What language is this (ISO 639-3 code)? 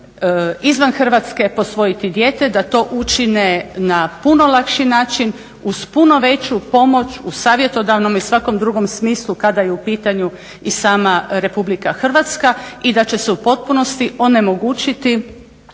hrv